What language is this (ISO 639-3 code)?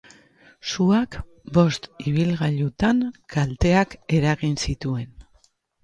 eus